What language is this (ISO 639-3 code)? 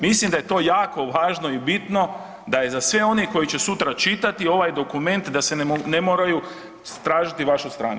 hrv